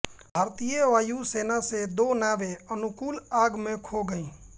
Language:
Hindi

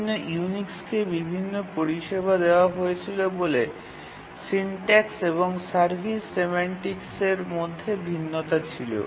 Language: Bangla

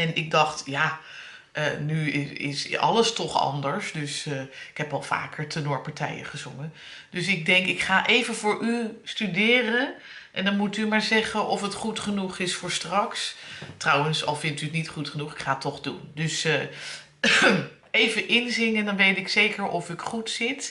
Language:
Dutch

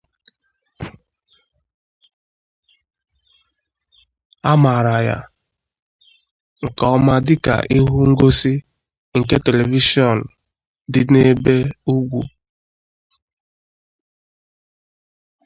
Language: Igbo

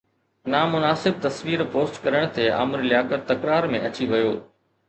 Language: Sindhi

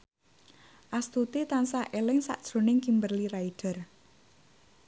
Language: Javanese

